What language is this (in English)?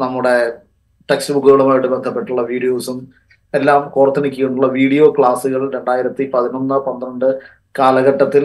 Malayalam